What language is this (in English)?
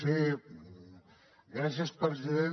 Catalan